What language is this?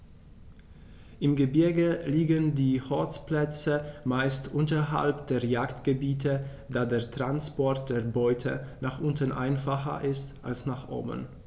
German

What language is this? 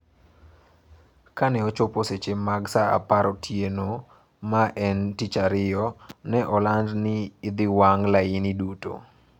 Luo (Kenya and Tanzania)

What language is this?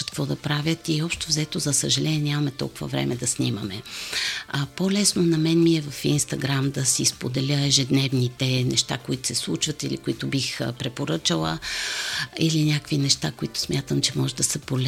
Bulgarian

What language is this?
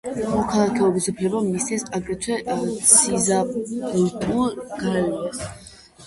Georgian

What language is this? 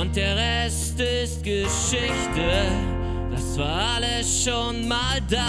German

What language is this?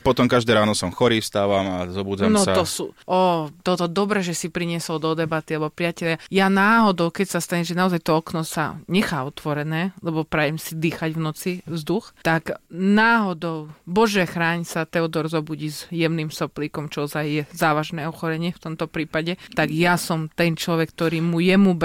Slovak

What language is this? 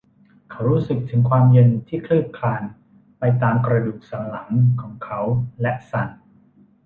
Thai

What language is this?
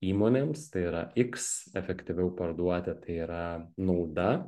Lithuanian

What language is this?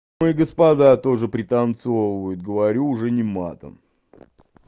Russian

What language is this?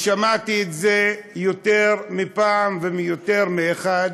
Hebrew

